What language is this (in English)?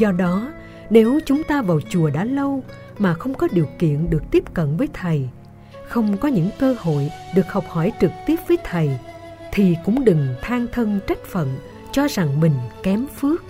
Vietnamese